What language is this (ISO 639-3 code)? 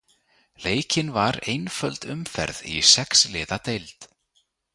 isl